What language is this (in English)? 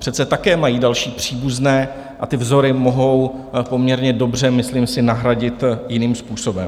Czech